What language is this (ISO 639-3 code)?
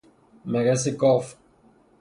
fas